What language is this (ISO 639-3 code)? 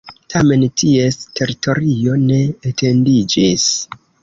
epo